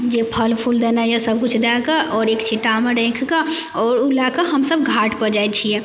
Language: Maithili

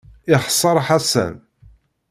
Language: Kabyle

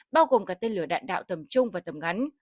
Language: Vietnamese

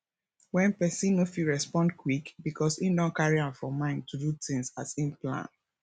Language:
Nigerian Pidgin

